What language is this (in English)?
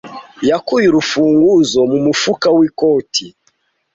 Kinyarwanda